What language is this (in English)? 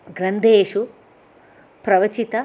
Sanskrit